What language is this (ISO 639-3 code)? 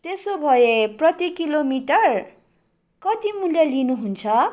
nep